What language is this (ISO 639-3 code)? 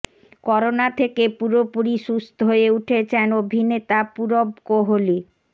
ben